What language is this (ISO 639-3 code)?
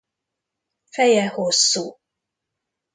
hun